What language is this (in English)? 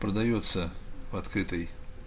Russian